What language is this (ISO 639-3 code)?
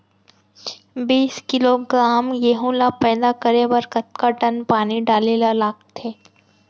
hne